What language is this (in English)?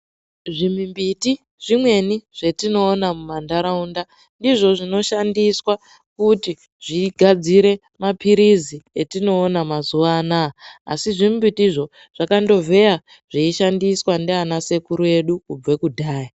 Ndau